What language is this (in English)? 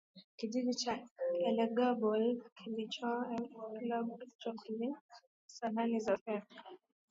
Swahili